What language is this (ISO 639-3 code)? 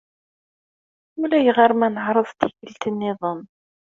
kab